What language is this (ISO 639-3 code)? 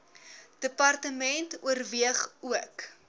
afr